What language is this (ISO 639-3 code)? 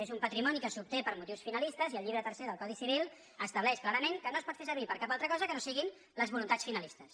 cat